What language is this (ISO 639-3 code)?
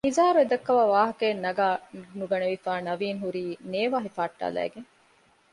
div